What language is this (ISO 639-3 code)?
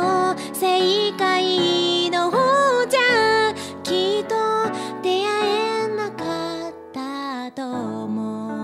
kor